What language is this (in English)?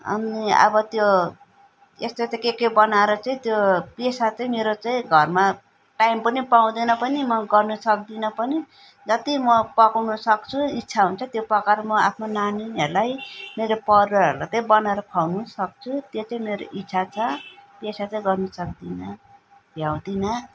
Nepali